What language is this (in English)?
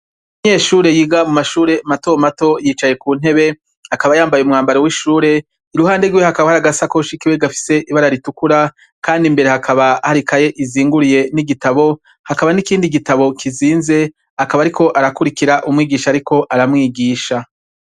Rundi